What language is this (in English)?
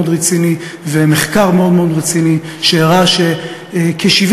Hebrew